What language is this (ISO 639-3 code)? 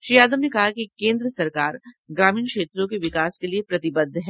hin